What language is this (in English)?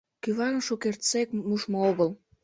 Mari